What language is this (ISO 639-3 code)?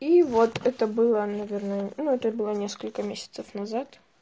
rus